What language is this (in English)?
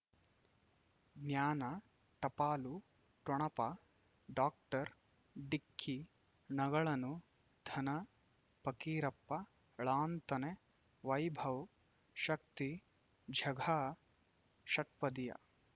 Kannada